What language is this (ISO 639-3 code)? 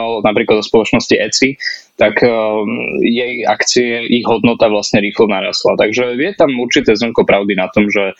slk